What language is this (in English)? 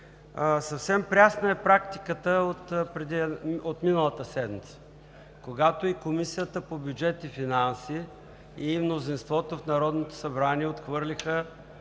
Bulgarian